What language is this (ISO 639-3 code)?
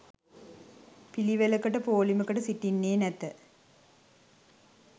sin